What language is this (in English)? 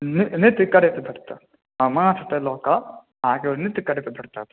Maithili